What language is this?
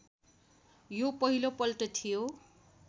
Nepali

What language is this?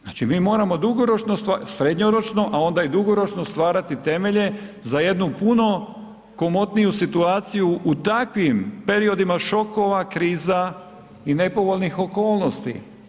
Croatian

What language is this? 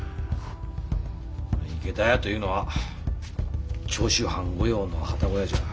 Japanese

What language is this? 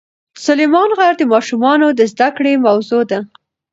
Pashto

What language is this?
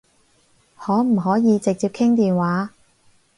Cantonese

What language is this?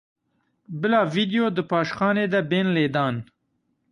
Kurdish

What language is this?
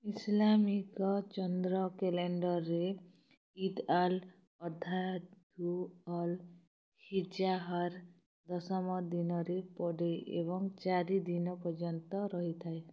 Odia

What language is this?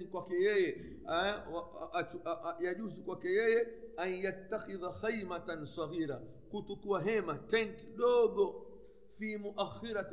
Swahili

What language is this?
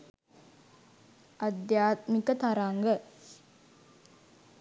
Sinhala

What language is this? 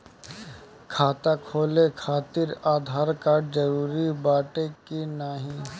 Bhojpuri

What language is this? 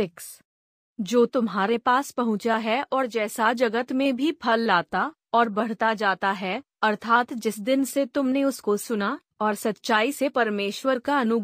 Hindi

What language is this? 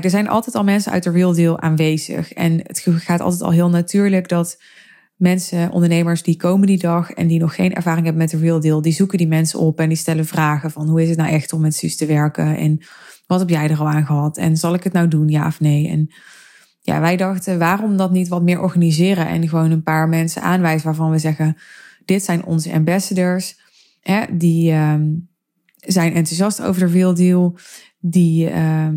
Dutch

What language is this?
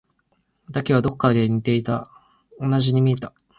Japanese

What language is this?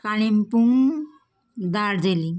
Nepali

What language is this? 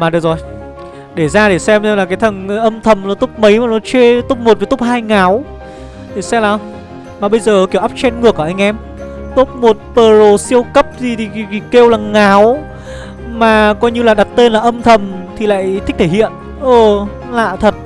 Vietnamese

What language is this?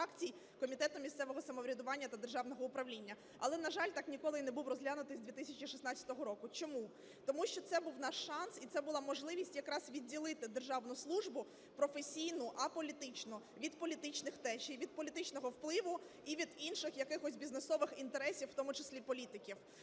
Ukrainian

